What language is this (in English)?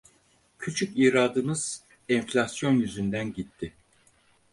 Turkish